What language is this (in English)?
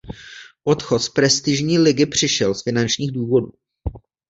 Czech